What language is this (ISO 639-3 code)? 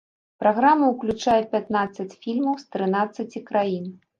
bel